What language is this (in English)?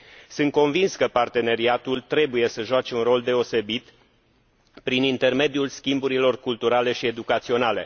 Romanian